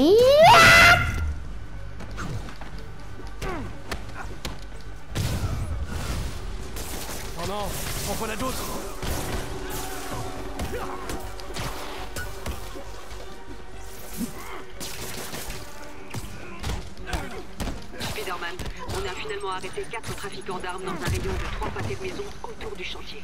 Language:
French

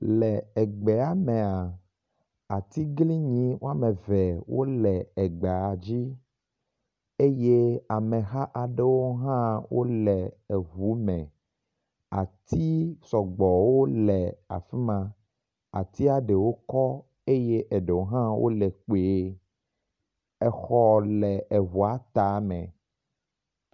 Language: Ewe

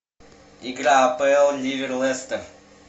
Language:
Russian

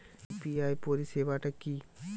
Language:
Bangla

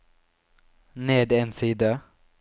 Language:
Norwegian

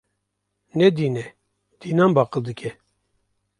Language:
Kurdish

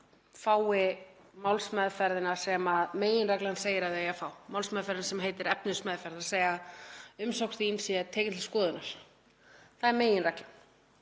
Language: Icelandic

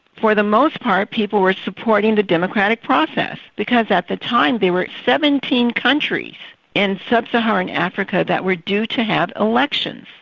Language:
English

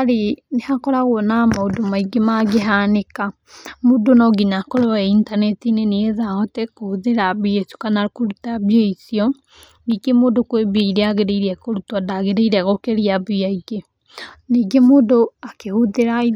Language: Kikuyu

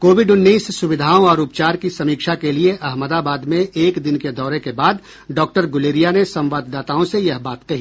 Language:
Hindi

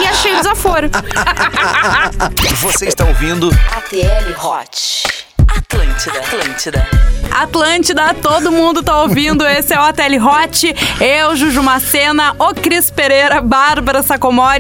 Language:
Portuguese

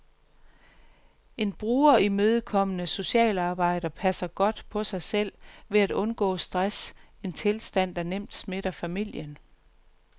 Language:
Danish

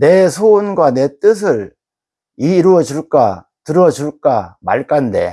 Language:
Korean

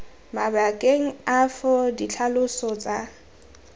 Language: Tswana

